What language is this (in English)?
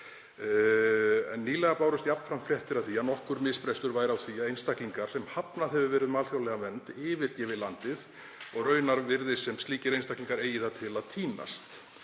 Icelandic